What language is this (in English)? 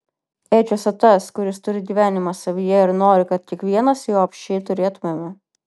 Lithuanian